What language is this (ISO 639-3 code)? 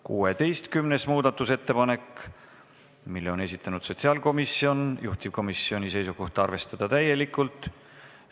est